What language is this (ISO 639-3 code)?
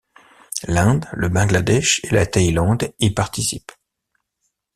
fra